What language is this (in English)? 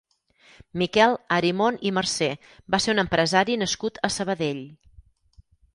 Catalan